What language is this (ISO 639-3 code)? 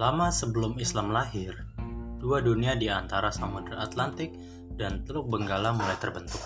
ind